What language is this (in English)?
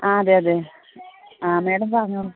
Malayalam